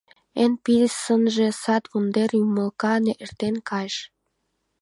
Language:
Mari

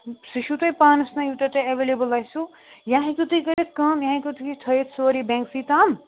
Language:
Kashmiri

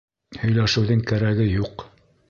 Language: Bashkir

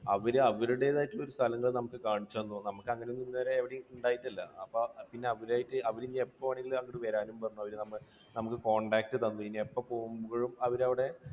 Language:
Malayalam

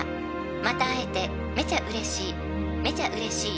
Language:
Japanese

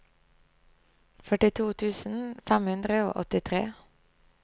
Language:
Norwegian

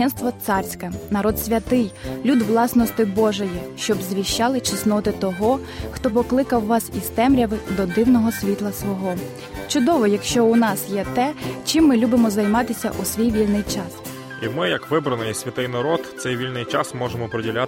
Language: Ukrainian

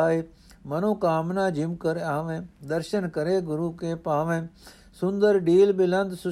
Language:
Punjabi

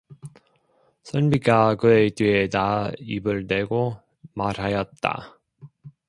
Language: Korean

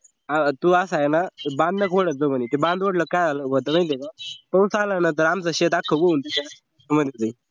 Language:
Marathi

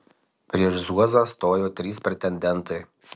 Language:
Lithuanian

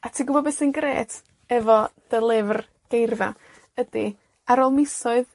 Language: Welsh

